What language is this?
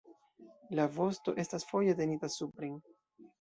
Esperanto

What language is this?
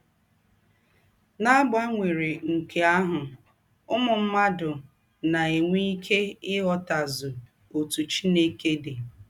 Igbo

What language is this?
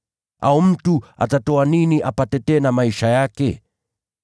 Swahili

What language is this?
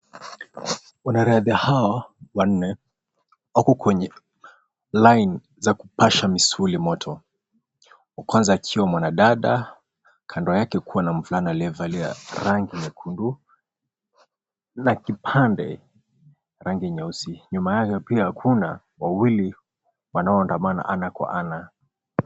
Swahili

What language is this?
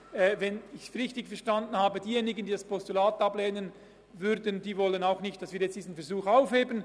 Swiss German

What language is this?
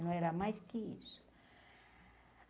Portuguese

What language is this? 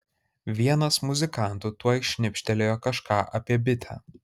Lithuanian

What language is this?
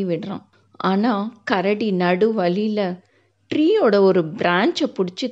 Tamil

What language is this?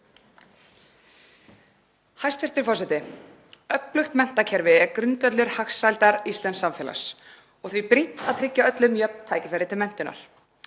Icelandic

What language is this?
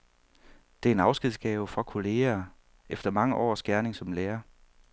Danish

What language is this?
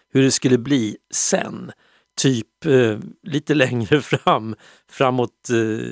Swedish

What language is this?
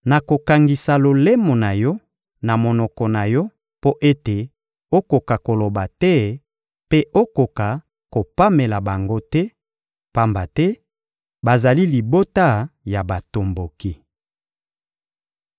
Lingala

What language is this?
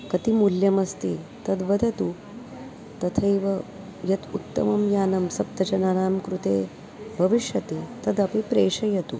Sanskrit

